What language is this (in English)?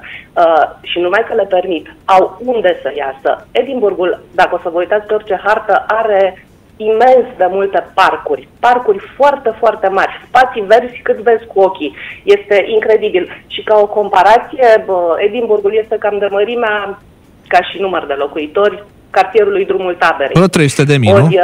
Romanian